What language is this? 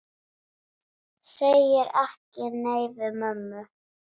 Icelandic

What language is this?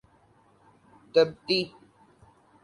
Urdu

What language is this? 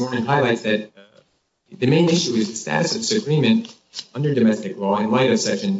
English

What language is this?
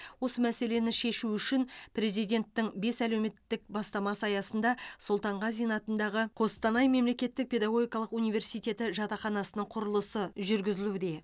Kazakh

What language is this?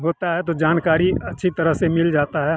Hindi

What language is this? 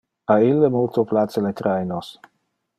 Interlingua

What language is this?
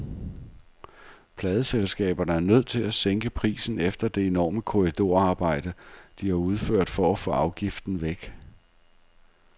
Danish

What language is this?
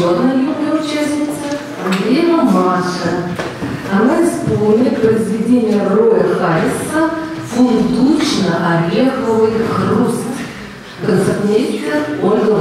Russian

